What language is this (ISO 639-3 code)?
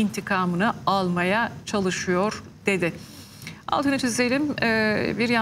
tur